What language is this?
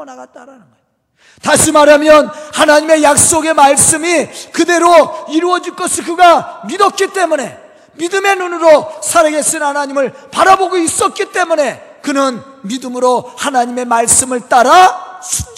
Korean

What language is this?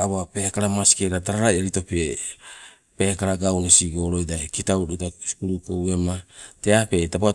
Sibe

